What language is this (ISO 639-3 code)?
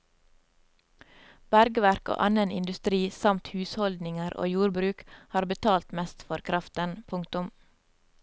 nor